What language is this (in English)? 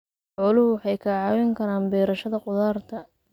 Somali